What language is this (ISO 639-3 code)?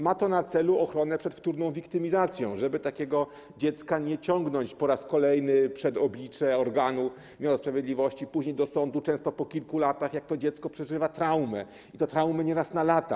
pol